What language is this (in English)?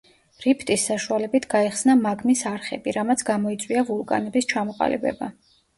Georgian